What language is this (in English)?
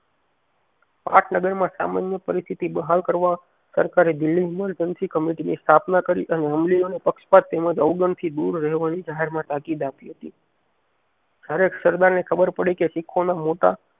Gujarati